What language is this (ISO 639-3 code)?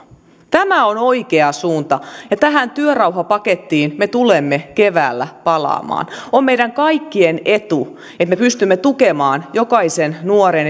fin